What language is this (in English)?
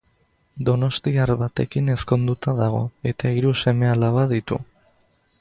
Basque